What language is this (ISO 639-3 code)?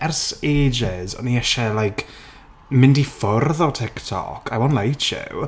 cym